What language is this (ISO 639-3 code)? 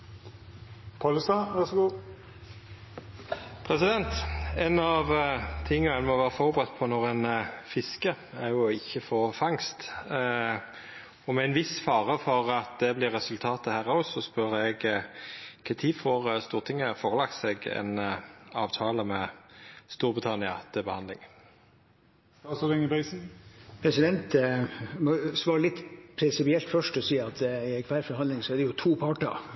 nor